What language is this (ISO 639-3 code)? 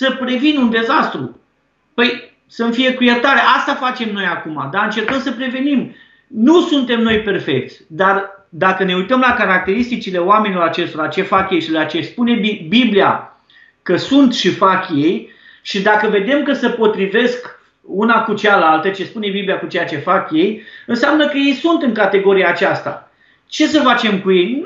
ron